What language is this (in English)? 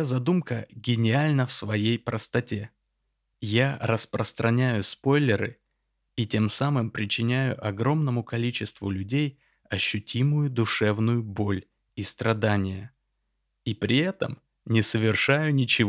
Russian